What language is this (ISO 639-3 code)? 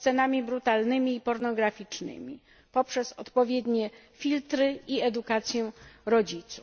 pol